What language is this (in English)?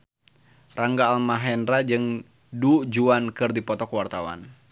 Sundanese